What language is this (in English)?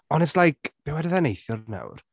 Welsh